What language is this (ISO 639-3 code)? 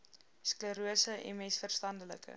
afr